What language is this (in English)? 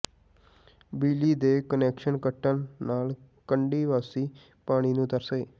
Punjabi